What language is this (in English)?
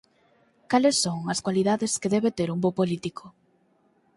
Galician